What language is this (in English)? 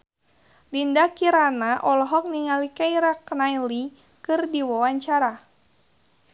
Sundanese